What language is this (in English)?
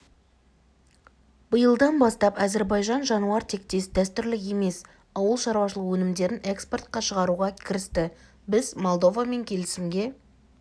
Kazakh